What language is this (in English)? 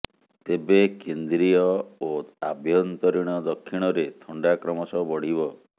Odia